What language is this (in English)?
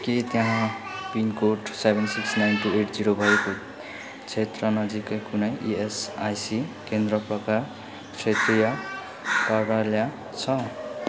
Nepali